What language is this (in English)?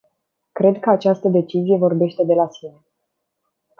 Romanian